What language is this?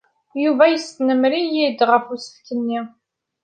Kabyle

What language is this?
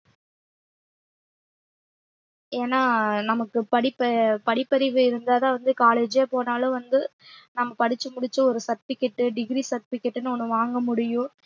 Tamil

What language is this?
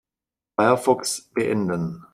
German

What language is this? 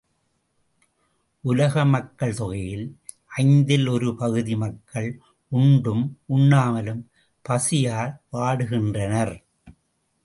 Tamil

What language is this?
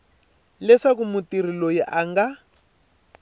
Tsonga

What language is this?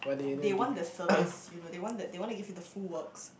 English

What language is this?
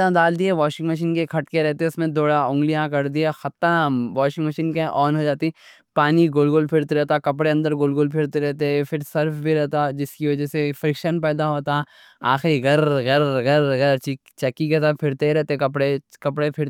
Deccan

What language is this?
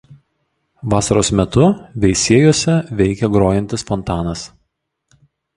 Lithuanian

